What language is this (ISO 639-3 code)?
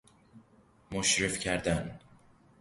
fas